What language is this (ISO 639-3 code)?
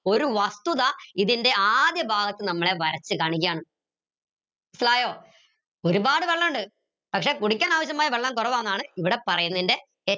mal